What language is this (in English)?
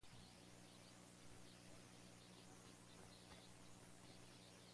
Spanish